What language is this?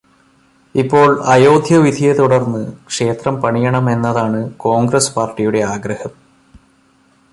Malayalam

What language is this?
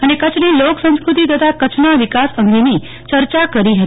Gujarati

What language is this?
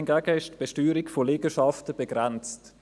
Swiss German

